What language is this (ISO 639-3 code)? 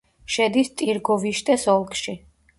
kat